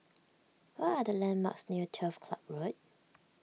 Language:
English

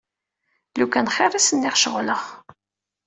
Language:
Kabyle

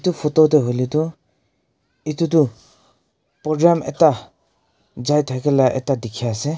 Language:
Naga Pidgin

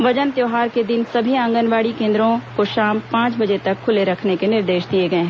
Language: Hindi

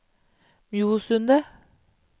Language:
Norwegian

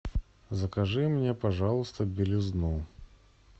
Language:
Russian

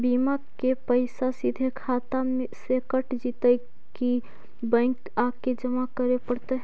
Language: Magahi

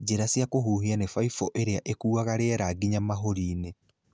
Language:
Kikuyu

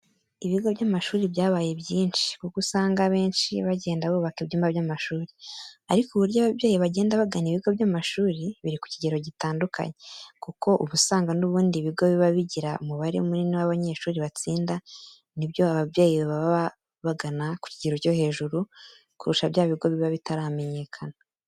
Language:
Kinyarwanda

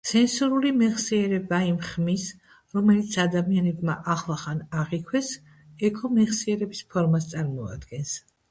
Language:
Georgian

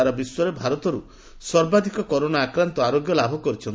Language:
Odia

